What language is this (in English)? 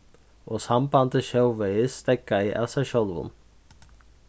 Faroese